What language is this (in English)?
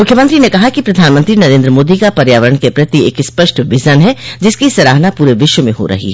Hindi